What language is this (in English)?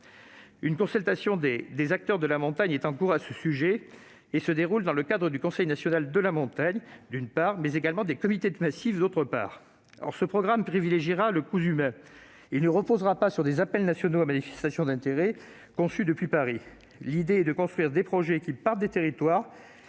French